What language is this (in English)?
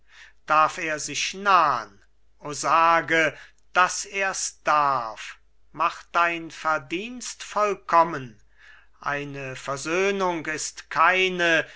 German